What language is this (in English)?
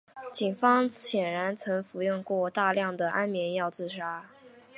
Chinese